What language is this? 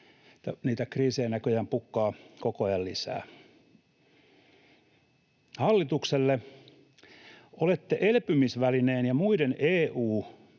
Finnish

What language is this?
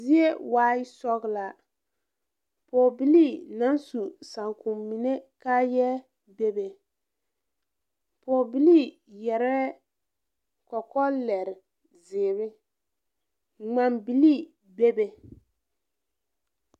Southern Dagaare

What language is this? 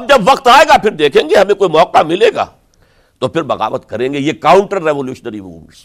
Urdu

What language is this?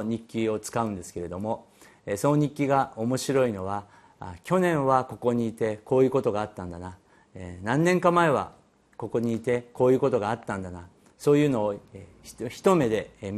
Japanese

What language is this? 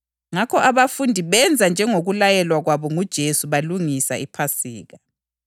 North Ndebele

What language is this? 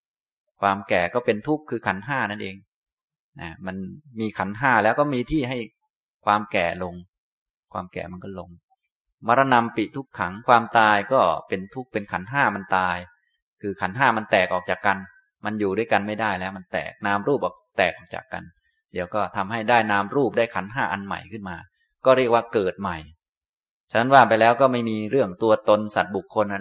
Thai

